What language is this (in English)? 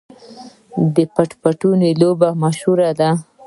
Pashto